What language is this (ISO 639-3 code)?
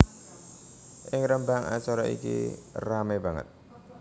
jav